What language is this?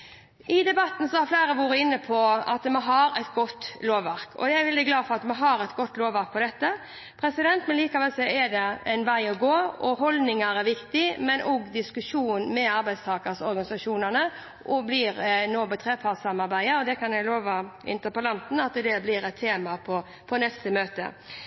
Norwegian Bokmål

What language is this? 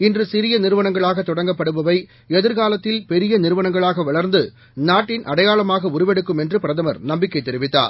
Tamil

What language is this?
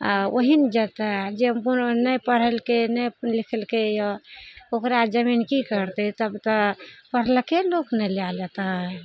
Maithili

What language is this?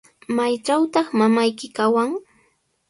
Sihuas Ancash Quechua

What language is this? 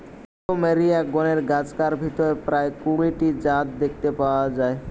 Bangla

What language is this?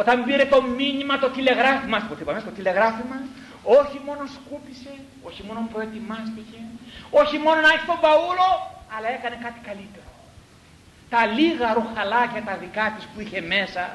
Greek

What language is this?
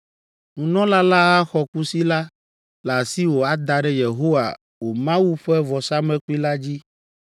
Ewe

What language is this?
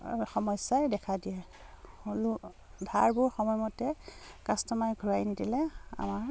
Assamese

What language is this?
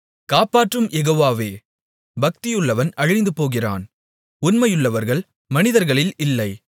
Tamil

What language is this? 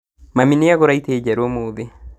Kikuyu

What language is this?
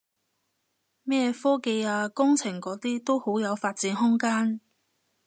Cantonese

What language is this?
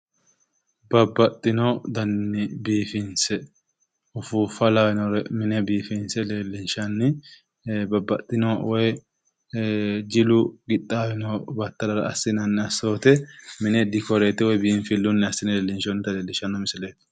Sidamo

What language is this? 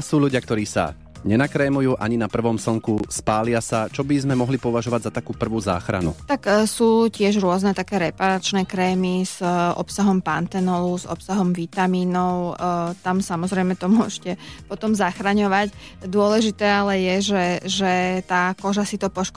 Slovak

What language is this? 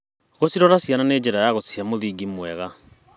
Kikuyu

